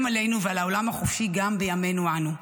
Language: Hebrew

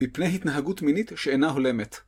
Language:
Hebrew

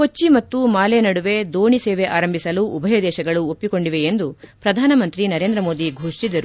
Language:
Kannada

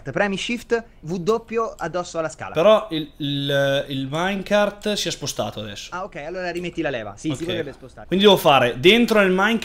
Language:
Italian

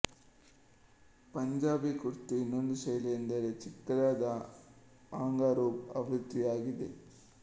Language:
Kannada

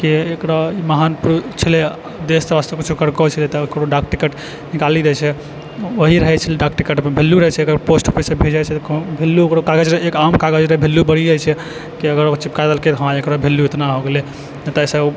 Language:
Maithili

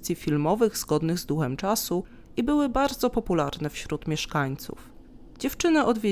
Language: Polish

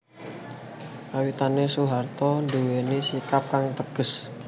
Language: Javanese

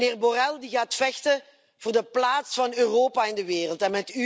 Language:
Dutch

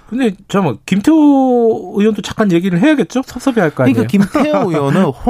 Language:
Korean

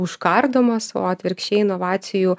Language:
Lithuanian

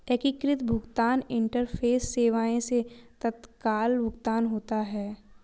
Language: Hindi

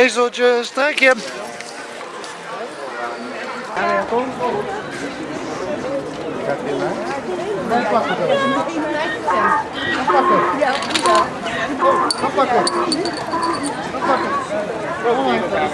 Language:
Dutch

